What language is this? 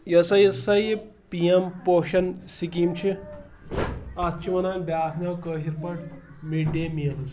Kashmiri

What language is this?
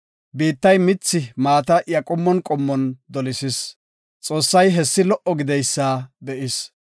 Gofa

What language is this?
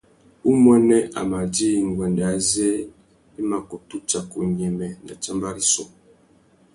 Tuki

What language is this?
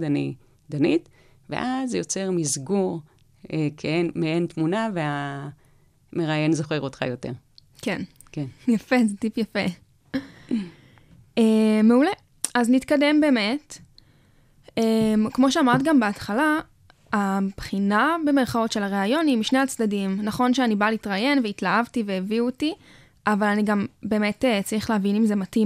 Hebrew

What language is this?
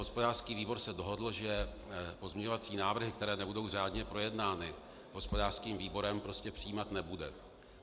Czech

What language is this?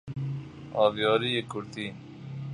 Persian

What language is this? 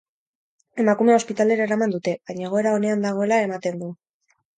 Basque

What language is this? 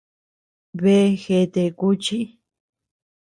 Tepeuxila Cuicatec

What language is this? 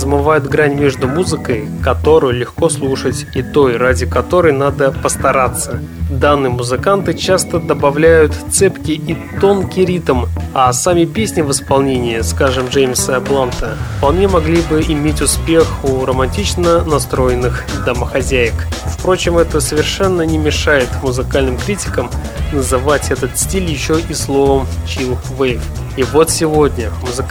Russian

